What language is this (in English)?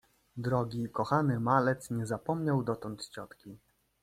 Polish